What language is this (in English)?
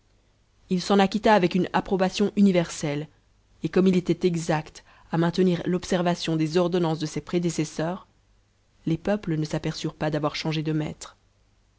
French